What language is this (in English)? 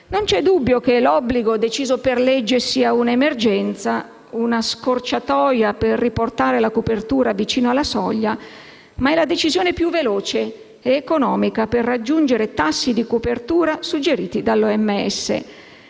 Italian